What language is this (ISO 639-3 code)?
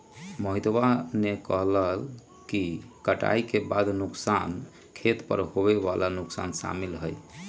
mag